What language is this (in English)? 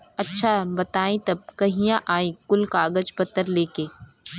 Bhojpuri